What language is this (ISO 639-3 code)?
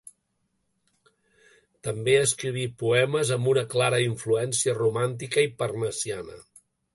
cat